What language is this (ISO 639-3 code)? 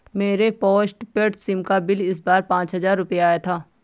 hin